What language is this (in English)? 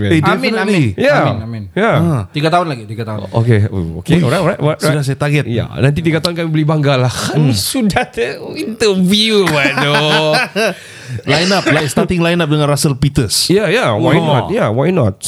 Malay